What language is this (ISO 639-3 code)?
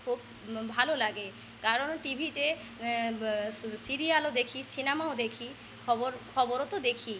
ben